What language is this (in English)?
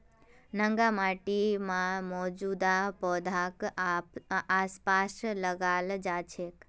Magahi